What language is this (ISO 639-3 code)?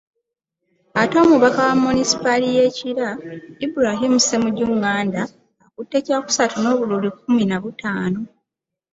lug